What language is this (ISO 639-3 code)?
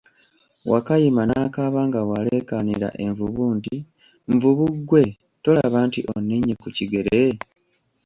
lug